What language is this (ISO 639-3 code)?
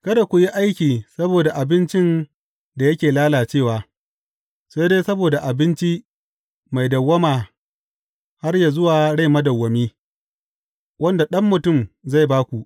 hau